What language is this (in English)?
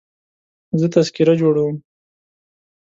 Pashto